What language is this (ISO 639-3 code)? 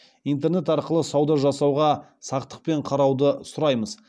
kaz